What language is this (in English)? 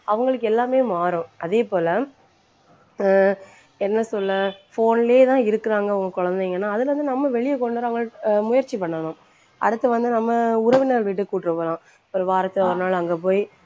Tamil